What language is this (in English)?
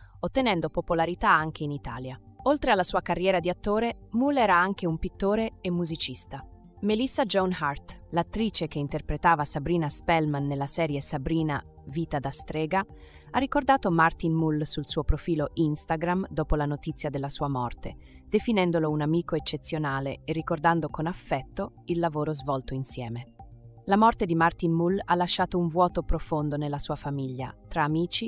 Italian